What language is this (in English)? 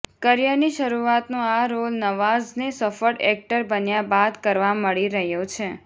Gujarati